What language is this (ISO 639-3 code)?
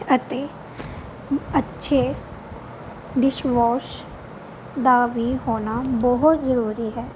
pan